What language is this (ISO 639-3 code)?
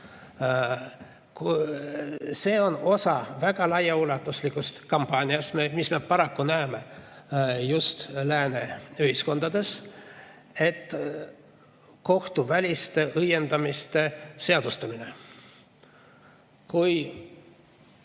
est